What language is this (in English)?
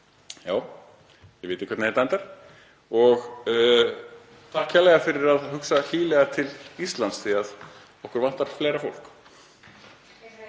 Icelandic